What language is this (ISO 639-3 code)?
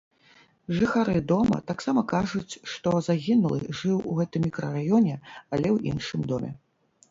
bel